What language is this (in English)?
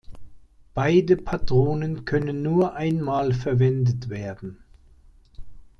German